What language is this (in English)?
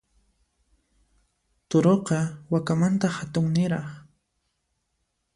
Puno Quechua